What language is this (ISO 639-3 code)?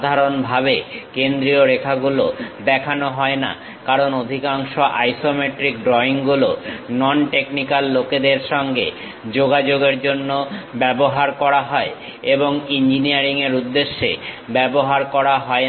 ben